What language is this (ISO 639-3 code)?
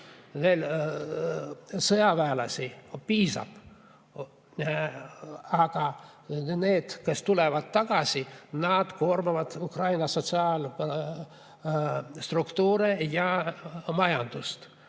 est